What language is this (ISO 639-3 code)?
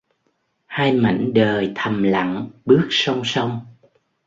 vie